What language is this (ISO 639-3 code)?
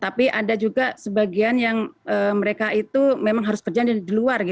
ind